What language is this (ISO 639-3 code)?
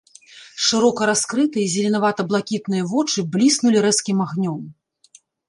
bel